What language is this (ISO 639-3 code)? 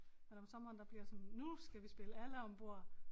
dan